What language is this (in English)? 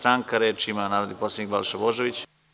Serbian